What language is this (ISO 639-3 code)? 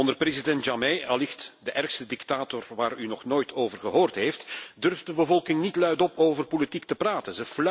nld